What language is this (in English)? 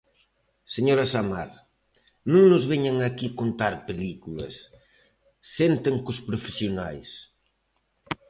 Galician